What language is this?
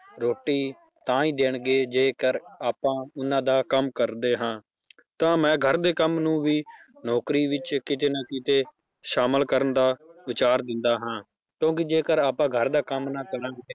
Punjabi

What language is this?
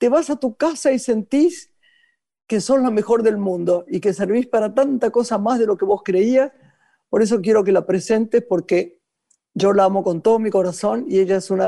Spanish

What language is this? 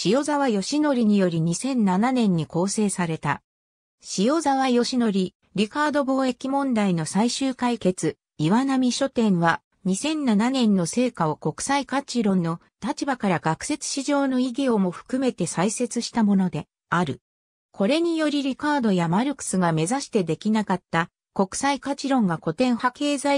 Japanese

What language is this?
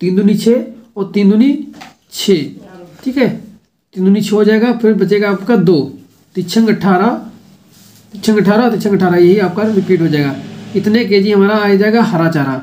Hindi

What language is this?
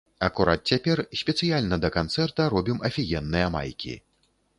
Belarusian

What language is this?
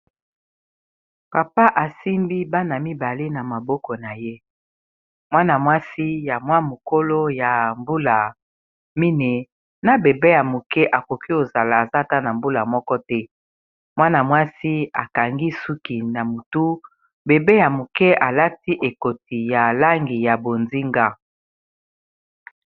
Lingala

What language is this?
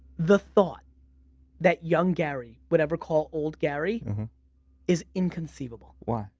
English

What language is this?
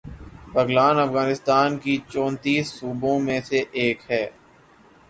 Urdu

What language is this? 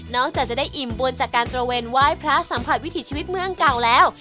Thai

